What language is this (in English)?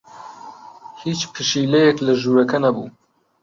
Central Kurdish